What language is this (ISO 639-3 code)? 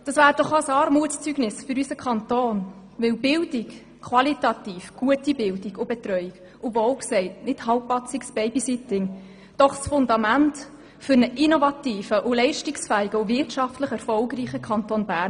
gsw